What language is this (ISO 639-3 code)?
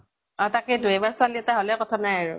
asm